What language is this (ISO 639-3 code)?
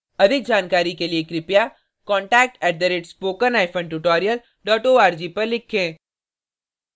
hin